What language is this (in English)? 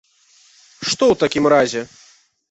Belarusian